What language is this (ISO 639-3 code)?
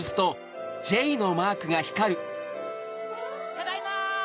jpn